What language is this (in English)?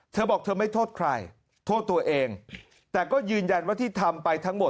Thai